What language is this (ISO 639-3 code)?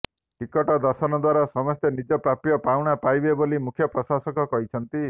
ori